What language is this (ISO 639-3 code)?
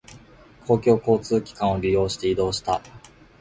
jpn